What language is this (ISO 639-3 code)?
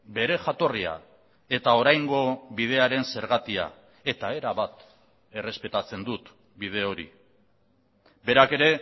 eus